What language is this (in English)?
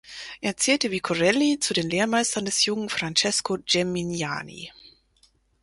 German